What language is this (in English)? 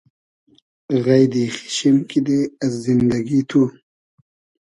Hazaragi